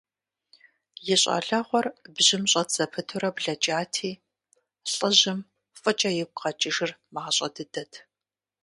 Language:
Kabardian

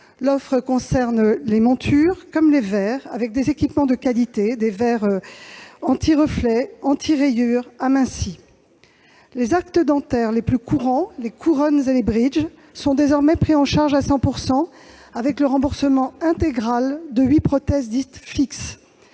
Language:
French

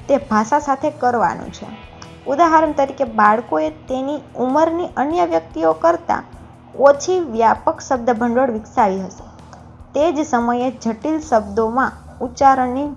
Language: Gujarati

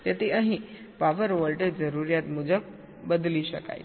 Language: Gujarati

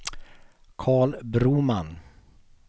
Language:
Swedish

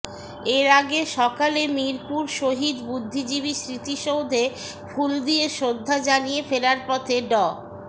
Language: Bangla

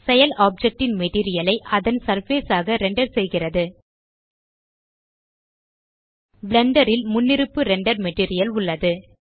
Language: Tamil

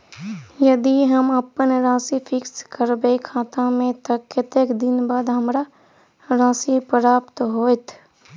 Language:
Maithili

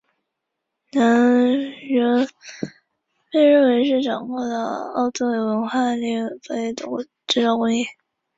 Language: Chinese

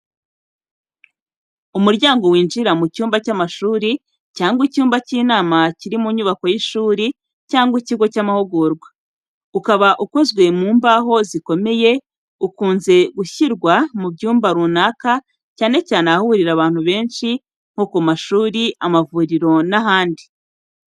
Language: Kinyarwanda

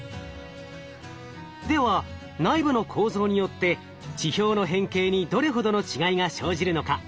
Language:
Japanese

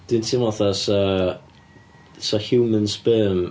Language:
Welsh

